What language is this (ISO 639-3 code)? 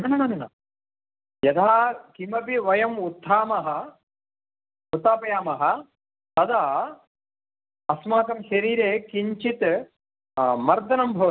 san